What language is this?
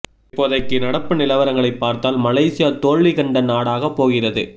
Tamil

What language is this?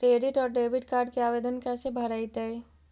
Magahi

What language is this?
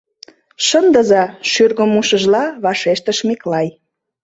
Mari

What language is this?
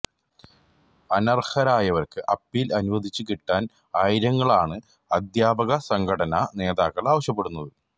Malayalam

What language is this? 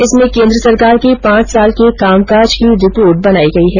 Hindi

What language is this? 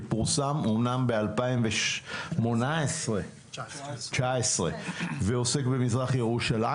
Hebrew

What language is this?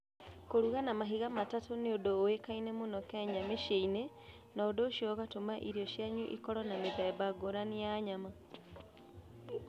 Kikuyu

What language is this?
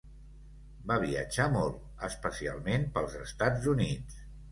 Catalan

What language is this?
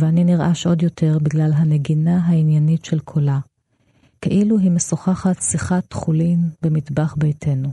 Hebrew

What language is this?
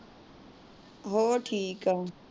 Punjabi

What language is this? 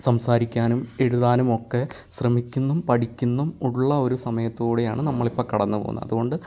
Malayalam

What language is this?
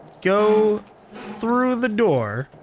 English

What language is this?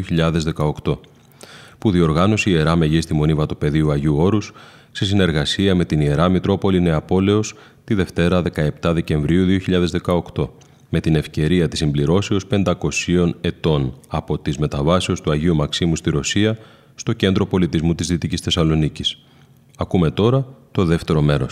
Greek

